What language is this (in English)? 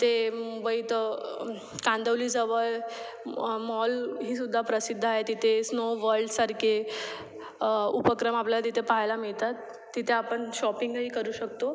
Marathi